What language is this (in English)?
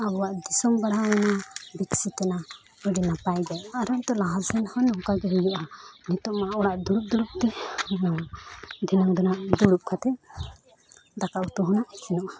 Santali